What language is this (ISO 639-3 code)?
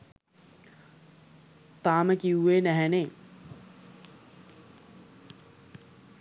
sin